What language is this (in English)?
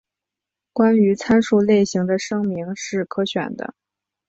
Chinese